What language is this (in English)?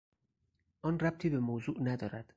Persian